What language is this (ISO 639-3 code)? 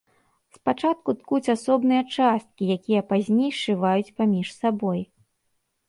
bel